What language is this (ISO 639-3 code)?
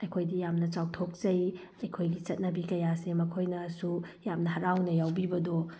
mni